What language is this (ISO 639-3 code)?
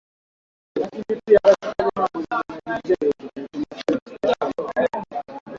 swa